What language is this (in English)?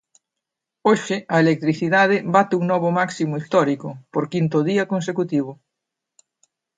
Galician